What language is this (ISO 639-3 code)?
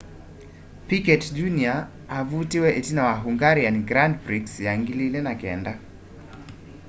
kam